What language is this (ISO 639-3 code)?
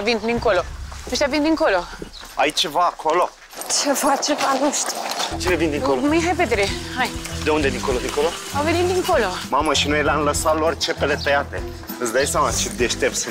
ron